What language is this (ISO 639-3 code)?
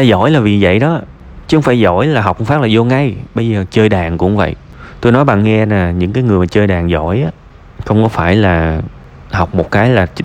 vie